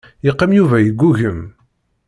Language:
Kabyle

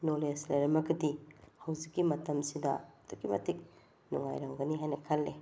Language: Manipuri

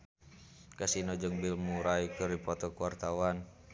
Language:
Sundanese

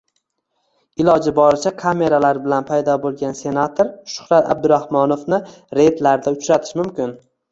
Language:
Uzbek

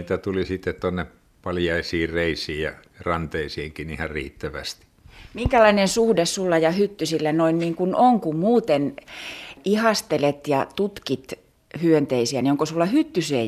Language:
Finnish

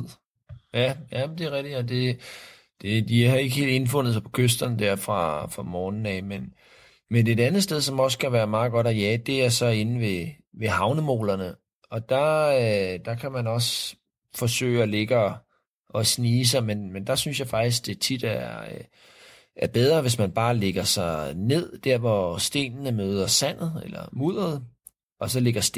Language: Danish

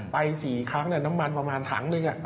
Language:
Thai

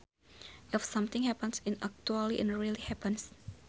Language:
Sundanese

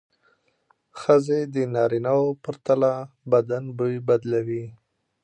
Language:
Pashto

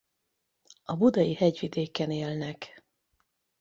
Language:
Hungarian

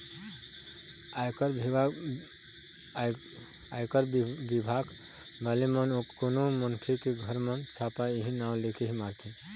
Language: Chhattisgarhi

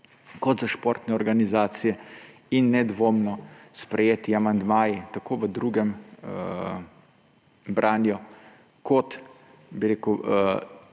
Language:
Slovenian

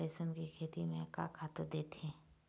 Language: Chhattisgarhi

